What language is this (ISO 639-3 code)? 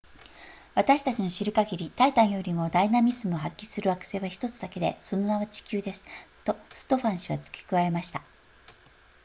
jpn